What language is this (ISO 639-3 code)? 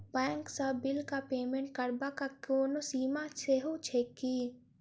mai